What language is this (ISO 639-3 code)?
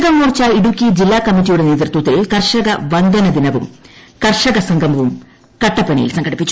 mal